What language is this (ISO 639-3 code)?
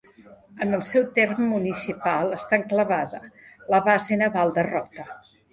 cat